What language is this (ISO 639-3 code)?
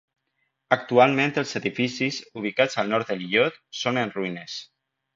cat